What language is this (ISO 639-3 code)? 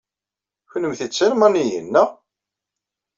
kab